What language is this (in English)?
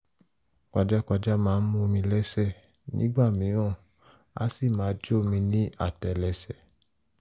Yoruba